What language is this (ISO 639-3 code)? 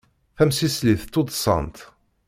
kab